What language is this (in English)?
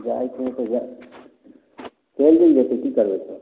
Maithili